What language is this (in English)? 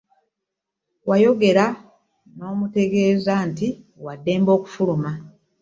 Ganda